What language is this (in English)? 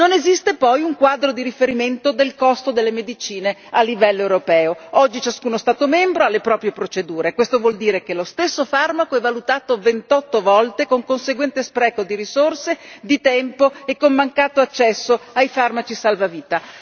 Italian